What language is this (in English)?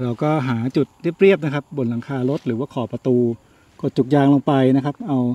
Thai